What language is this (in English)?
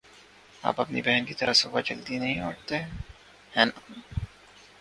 Urdu